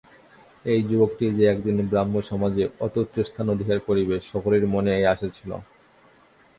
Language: Bangla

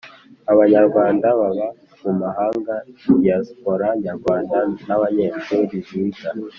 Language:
Kinyarwanda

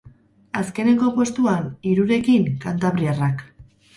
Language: Basque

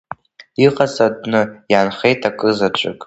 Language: Abkhazian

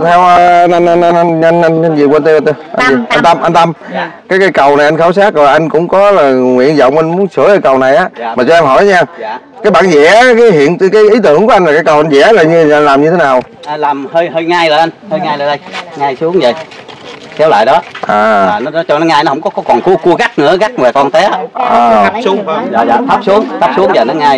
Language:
Vietnamese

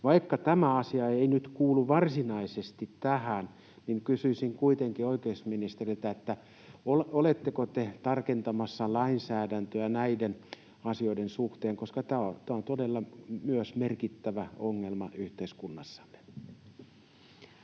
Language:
Finnish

